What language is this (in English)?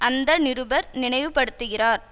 Tamil